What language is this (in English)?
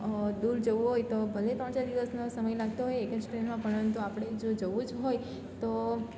Gujarati